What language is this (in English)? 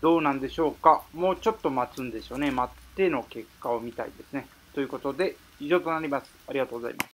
Japanese